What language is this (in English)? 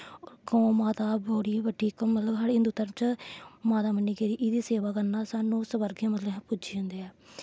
Dogri